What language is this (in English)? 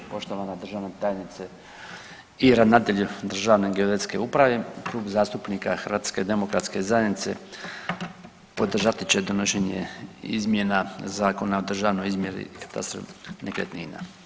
Croatian